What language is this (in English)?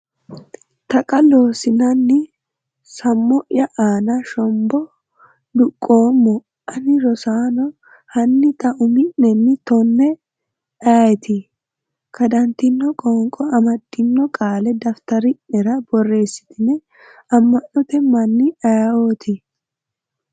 Sidamo